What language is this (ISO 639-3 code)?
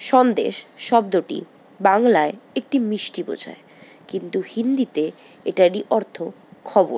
ben